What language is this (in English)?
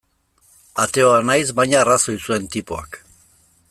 Basque